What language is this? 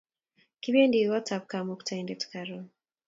Kalenjin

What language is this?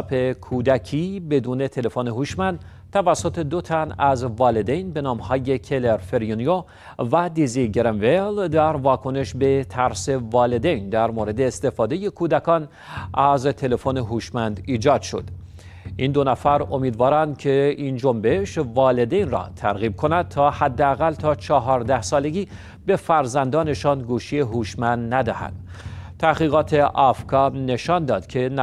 Persian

